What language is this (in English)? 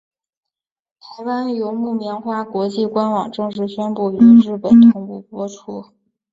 Chinese